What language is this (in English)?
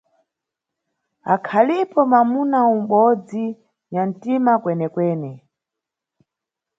Nyungwe